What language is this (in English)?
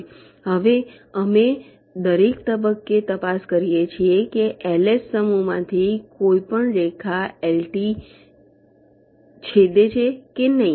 Gujarati